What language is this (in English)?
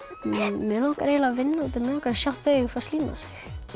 Icelandic